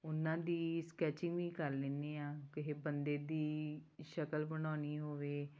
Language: Punjabi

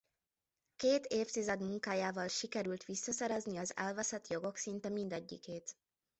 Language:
Hungarian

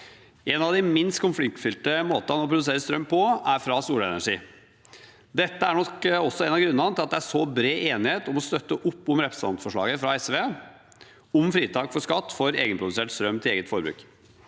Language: Norwegian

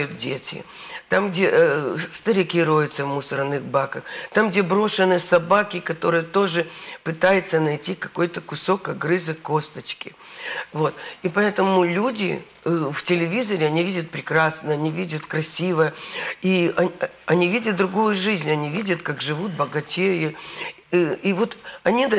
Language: Russian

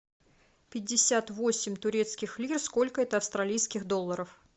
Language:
Russian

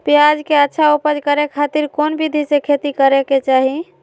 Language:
Magahi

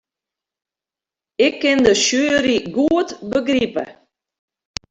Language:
Western Frisian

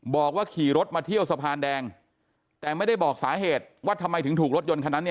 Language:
Thai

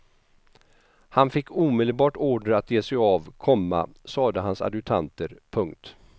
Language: Swedish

